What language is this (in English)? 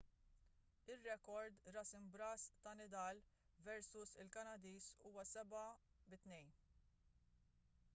Maltese